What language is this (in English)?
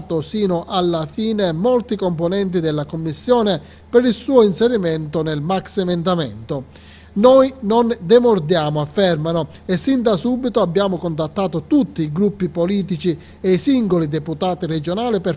Italian